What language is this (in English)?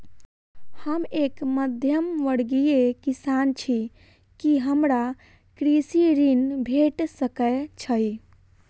Maithili